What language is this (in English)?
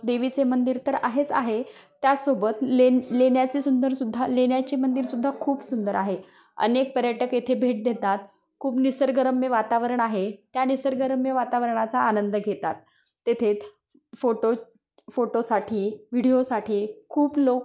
Marathi